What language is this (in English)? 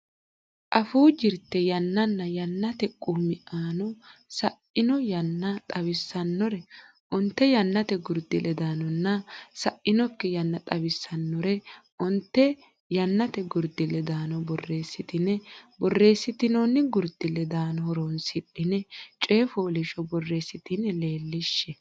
Sidamo